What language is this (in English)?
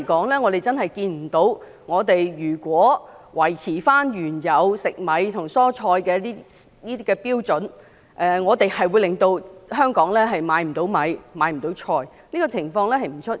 Cantonese